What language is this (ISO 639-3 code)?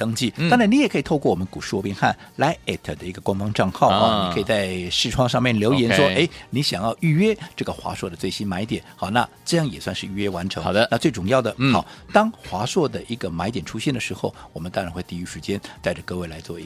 zho